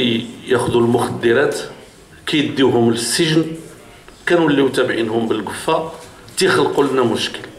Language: Arabic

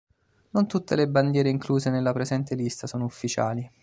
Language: Italian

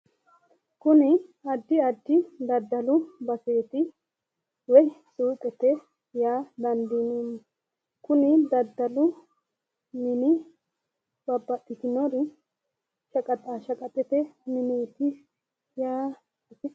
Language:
Sidamo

